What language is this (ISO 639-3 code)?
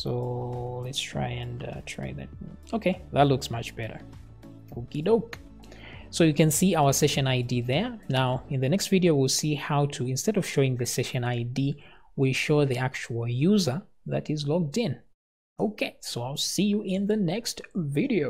eng